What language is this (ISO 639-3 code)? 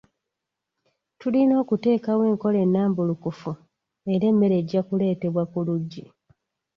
lug